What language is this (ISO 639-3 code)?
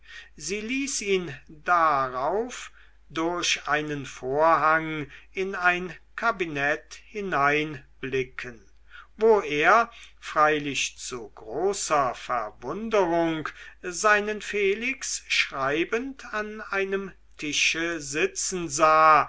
deu